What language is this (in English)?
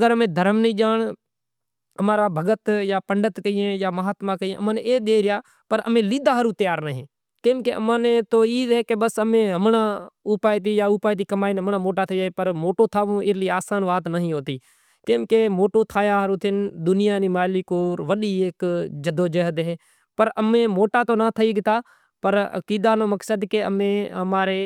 Kachi Koli